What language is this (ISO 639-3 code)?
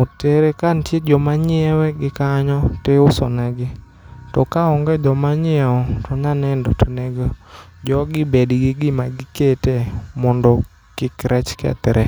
luo